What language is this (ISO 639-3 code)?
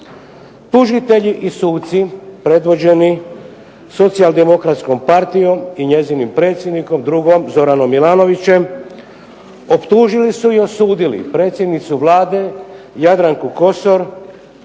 hrv